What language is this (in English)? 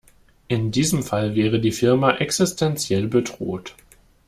German